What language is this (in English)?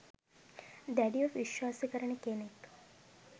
Sinhala